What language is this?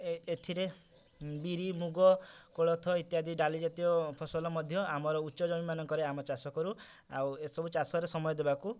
Odia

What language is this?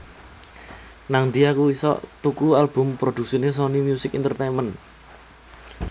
Javanese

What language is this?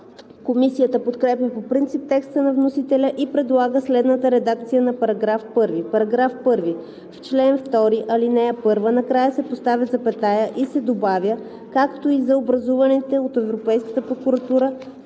Bulgarian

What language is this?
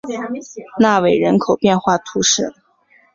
Chinese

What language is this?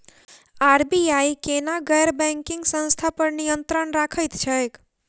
Maithili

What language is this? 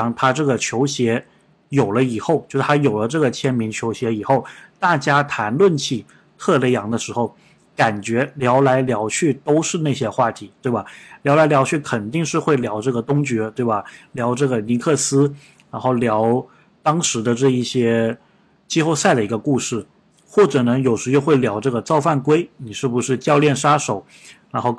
Chinese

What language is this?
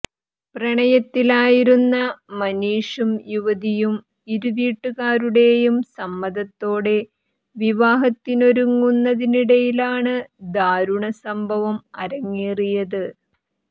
Malayalam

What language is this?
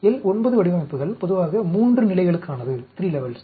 Tamil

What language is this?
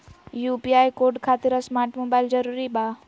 Magahi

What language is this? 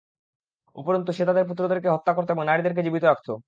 Bangla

